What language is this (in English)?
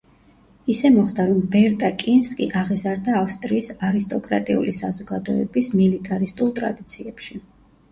Georgian